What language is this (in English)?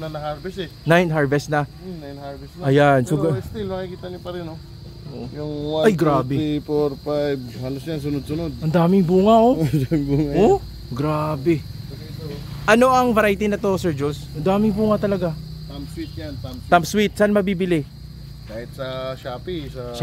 Filipino